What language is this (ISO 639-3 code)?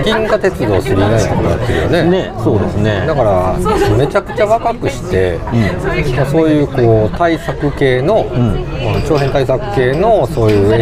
jpn